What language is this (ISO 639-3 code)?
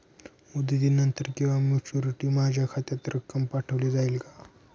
mar